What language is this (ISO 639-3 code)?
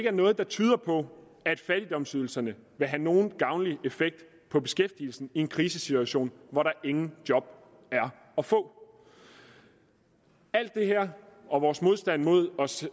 dan